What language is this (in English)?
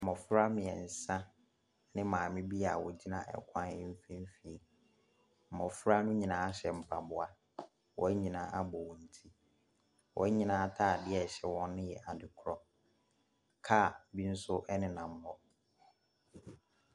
Akan